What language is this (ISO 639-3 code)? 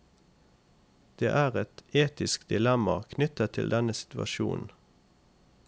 nor